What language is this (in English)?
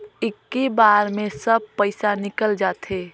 Chhattisgarhi